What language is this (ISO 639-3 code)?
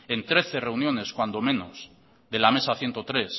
spa